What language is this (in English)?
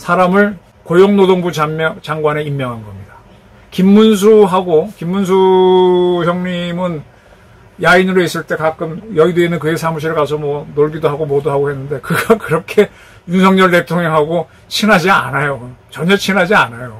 Korean